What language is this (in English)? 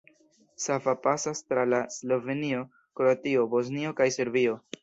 Esperanto